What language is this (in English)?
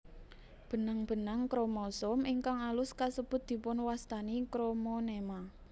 Javanese